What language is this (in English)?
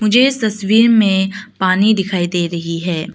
Hindi